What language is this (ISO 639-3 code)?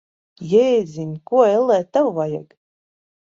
lav